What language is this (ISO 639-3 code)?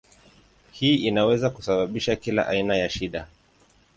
swa